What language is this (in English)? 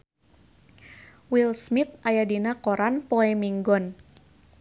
Sundanese